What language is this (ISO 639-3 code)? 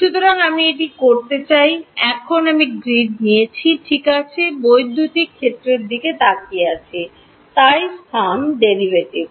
ben